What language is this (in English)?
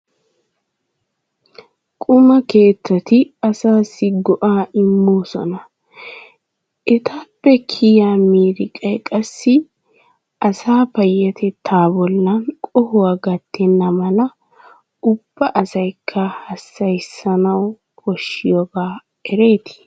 Wolaytta